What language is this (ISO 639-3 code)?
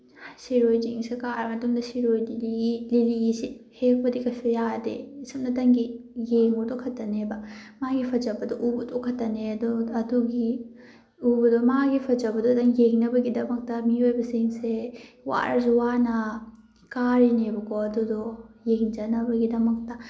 mni